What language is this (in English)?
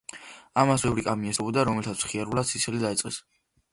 Georgian